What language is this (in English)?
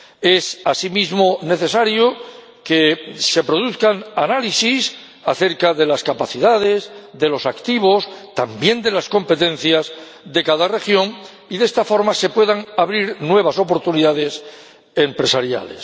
Spanish